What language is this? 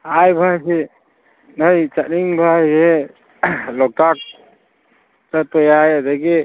Manipuri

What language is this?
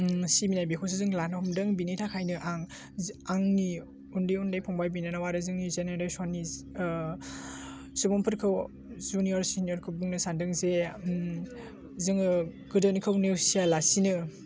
Bodo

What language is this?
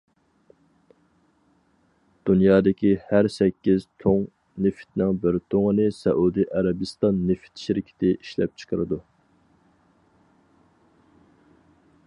Uyghur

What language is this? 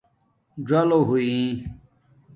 Domaaki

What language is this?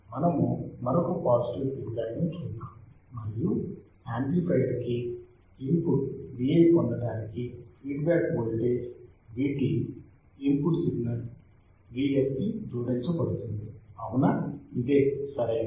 Telugu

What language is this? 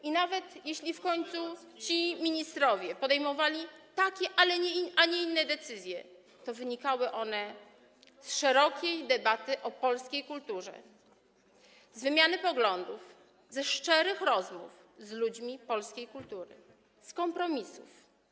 Polish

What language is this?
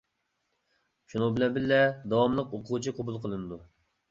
Uyghur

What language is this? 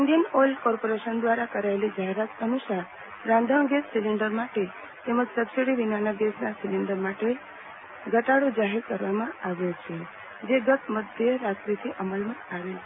Gujarati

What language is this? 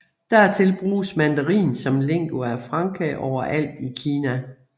Danish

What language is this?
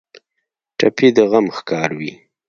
Pashto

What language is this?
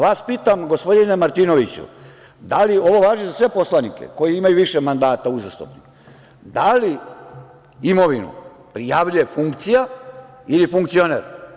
Serbian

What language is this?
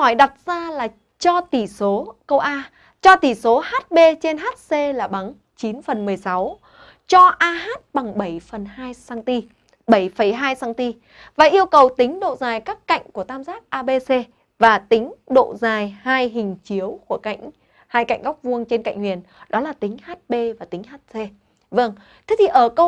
Vietnamese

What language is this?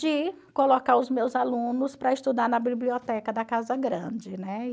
Portuguese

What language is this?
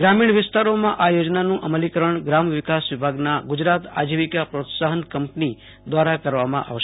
Gujarati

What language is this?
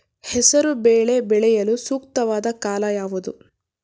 Kannada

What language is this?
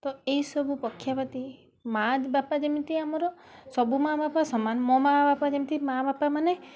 Odia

